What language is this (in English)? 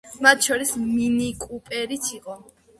Georgian